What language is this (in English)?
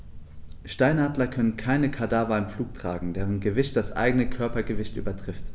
German